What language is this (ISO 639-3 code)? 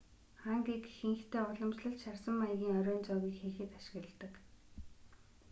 mon